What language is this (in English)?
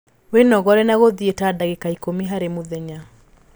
Kikuyu